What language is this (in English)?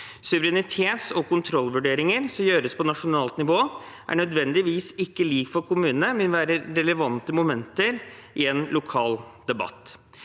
Norwegian